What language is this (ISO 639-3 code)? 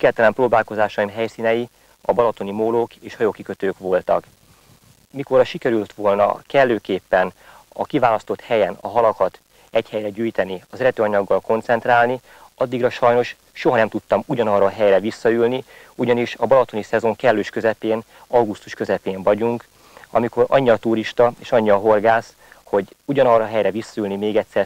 hun